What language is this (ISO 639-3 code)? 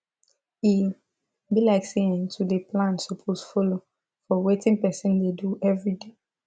pcm